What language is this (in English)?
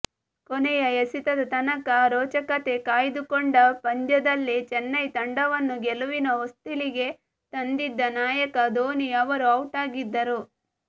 Kannada